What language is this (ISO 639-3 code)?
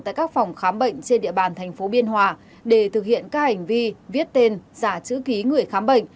vie